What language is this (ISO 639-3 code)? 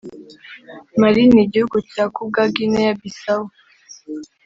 kin